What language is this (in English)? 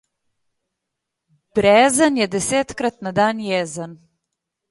Slovenian